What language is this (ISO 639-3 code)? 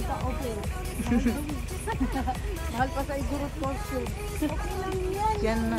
fil